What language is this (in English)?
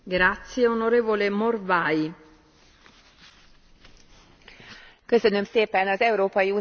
Hungarian